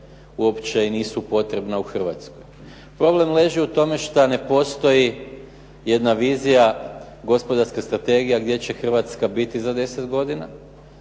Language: Croatian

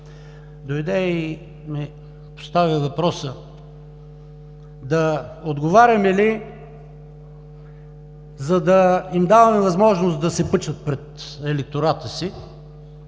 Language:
Bulgarian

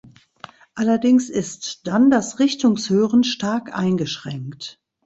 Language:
German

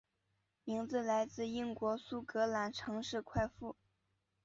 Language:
Chinese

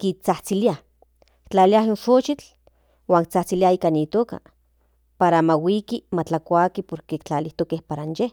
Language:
Central Nahuatl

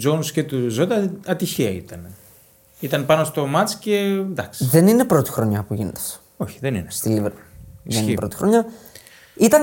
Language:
Greek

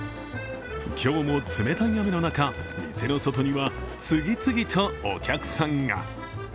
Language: Japanese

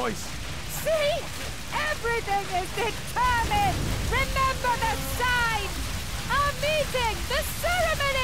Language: Japanese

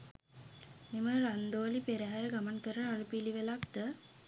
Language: Sinhala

